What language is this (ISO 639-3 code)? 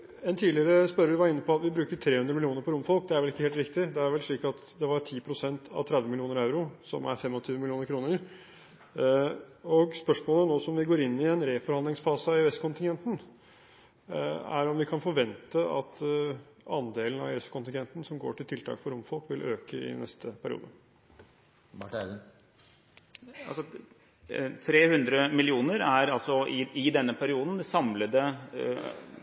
nob